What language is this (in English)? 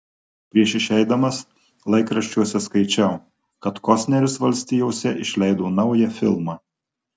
Lithuanian